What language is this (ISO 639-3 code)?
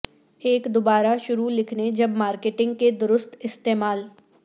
urd